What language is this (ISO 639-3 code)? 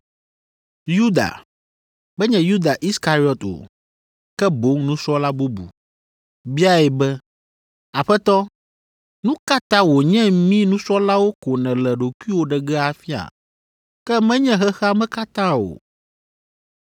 ewe